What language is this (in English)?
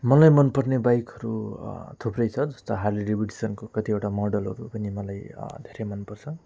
Nepali